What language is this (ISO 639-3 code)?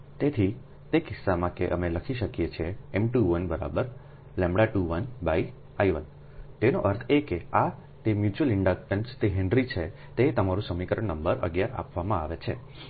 guj